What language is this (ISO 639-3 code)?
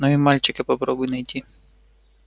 rus